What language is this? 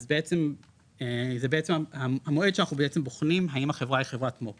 Hebrew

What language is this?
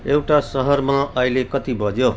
Nepali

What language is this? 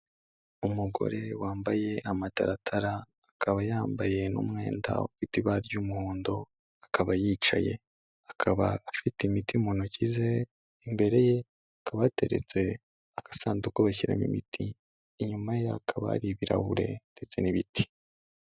Kinyarwanda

